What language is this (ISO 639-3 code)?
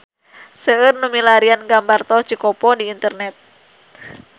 sun